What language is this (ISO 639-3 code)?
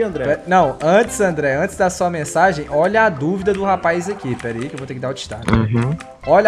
por